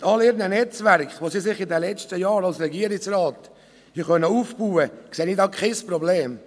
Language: Swiss German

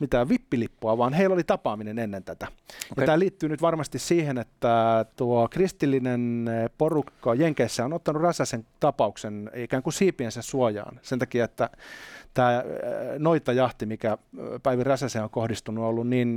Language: Finnish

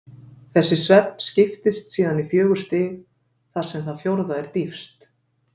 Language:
Icelandic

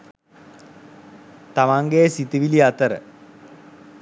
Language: Sinhala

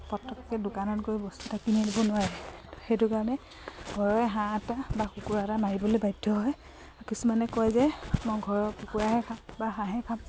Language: Assamese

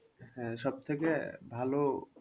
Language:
Bangla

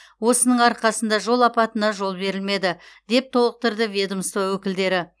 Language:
Kazakh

